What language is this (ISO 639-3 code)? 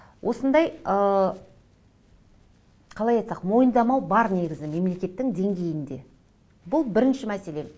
kaz